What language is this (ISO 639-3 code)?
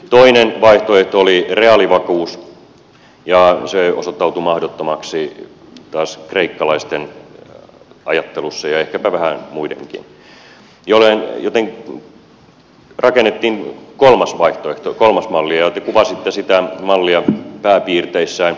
fin